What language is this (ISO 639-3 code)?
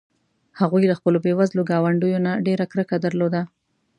pus